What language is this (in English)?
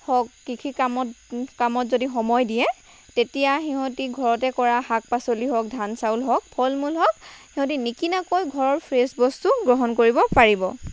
Assamese